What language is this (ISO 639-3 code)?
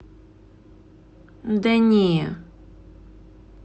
rus